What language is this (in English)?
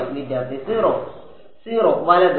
Malayalam